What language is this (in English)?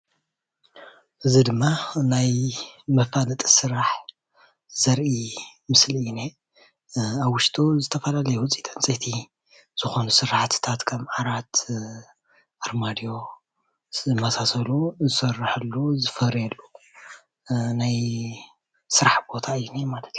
Tigrinya